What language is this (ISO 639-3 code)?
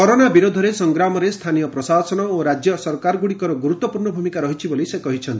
ori